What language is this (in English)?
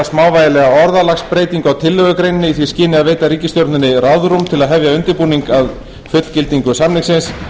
Icelandic